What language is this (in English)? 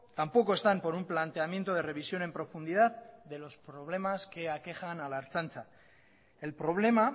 Spanish